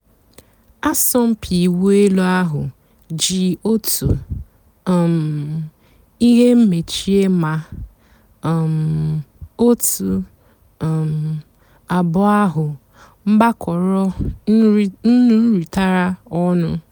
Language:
Igbo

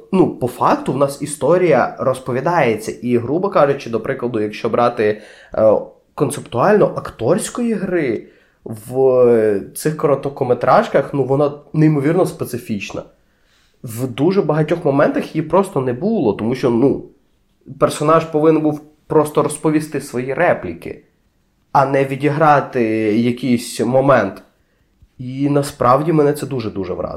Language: Ukrainian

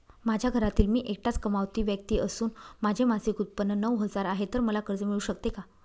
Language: Marathi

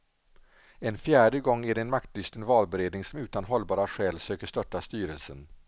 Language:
Swedish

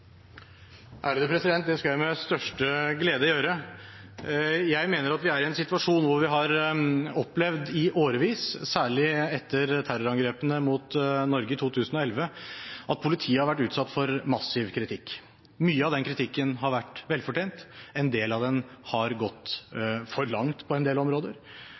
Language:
Norwegian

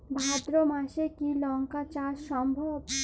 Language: Bangla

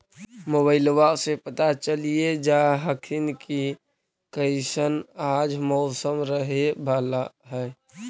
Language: Magahi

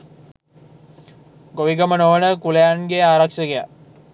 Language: Sinhala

